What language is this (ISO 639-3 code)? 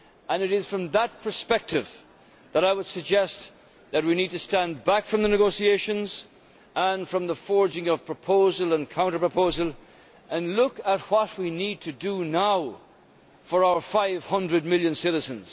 eng